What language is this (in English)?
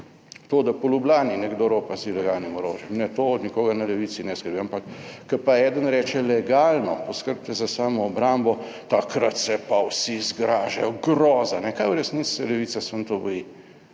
Slovenian